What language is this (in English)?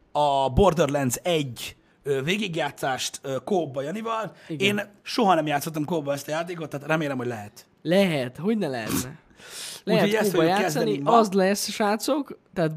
Hungarian